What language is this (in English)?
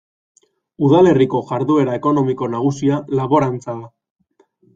Basque